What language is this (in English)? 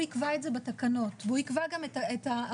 Hebrew